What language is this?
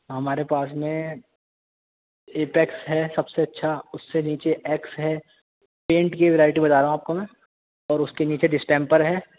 Urdu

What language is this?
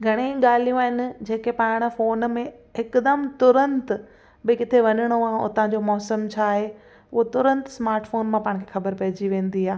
Sindhi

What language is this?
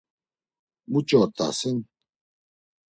Laz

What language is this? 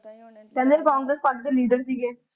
Punjabi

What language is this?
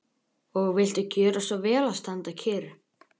Icelandic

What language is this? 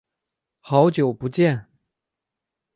Chinese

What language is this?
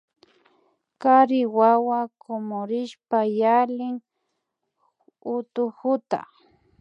Imbabura Highland Quichua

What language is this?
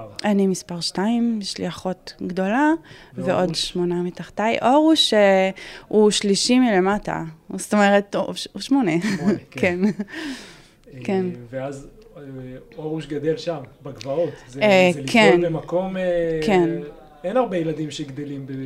Hebrew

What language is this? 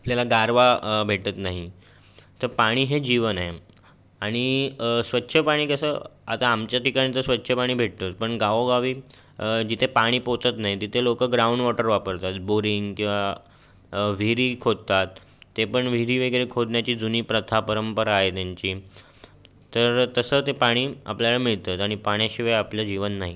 Marathi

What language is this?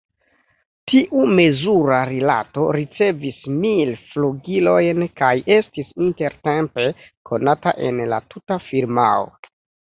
Esperanto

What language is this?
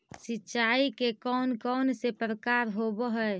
Magahi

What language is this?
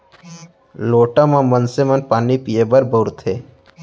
Chhattisgarhi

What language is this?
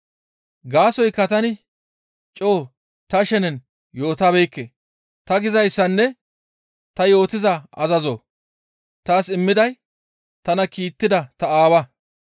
Gamo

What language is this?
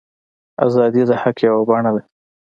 Pashto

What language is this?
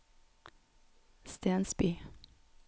Norwegian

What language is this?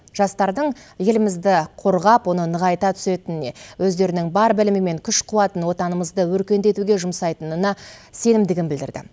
Kazakh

